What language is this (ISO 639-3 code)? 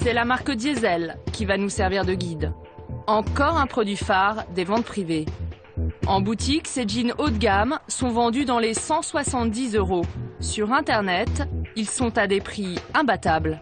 fra